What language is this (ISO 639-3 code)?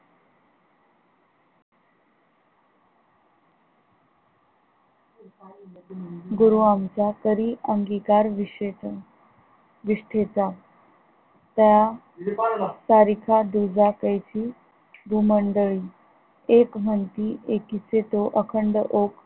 mar